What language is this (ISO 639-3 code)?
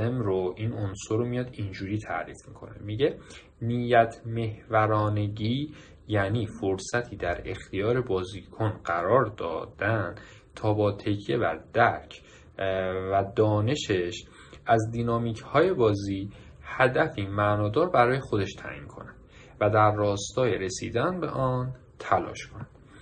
fas